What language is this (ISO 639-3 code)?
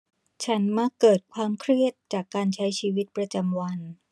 tha